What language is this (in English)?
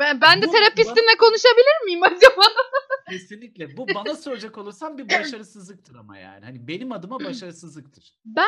Turkish